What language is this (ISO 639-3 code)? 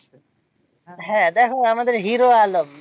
ben